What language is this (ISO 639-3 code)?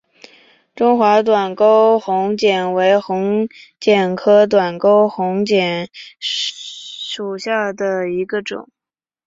zho